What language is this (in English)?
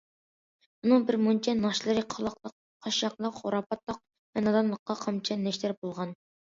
Uyghur